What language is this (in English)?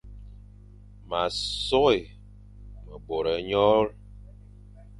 Fang